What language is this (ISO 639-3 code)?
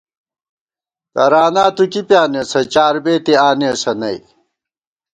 gwt